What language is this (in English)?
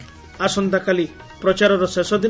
Odia